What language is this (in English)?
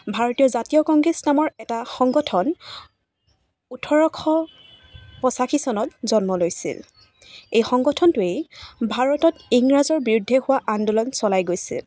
Assamese